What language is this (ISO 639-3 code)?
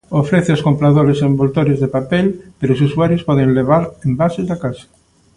glg